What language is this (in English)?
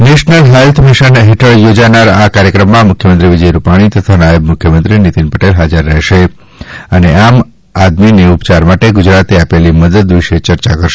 Gujarati